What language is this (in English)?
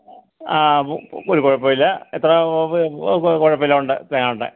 Malayalam